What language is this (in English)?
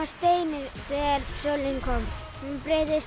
Icelandic